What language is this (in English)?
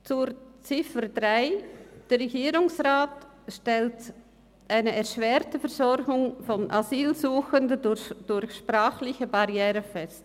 Swiss German